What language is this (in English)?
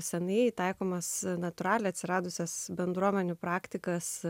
Lithuanian